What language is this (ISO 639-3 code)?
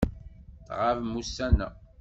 kab